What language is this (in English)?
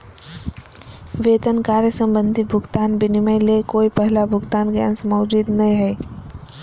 Magahi